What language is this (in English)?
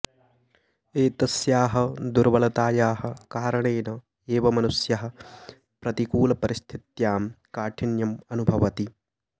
Sanskrit